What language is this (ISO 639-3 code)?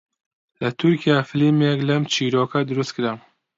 ckb